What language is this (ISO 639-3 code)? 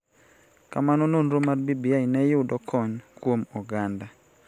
luo